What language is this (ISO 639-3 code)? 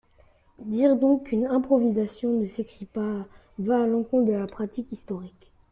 fra